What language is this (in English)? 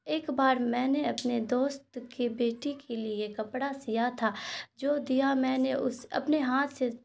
Urdu